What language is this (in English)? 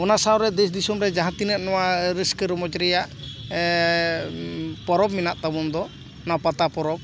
Santali